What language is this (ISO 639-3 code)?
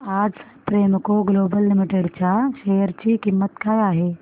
mar